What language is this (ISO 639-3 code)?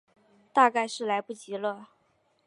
zho